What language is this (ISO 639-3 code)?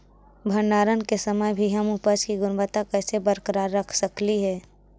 mag